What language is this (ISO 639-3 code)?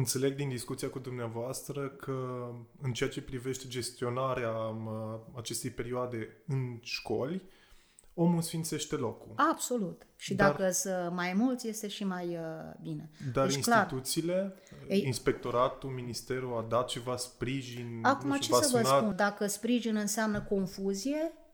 ron